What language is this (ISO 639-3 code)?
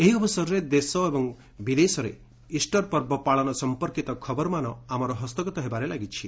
ori